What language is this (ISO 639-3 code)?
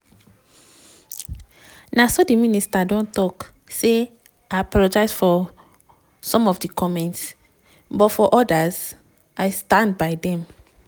pcm